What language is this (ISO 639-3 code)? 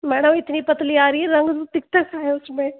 hin